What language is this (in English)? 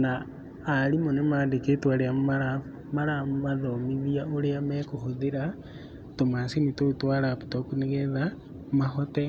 Kikuyu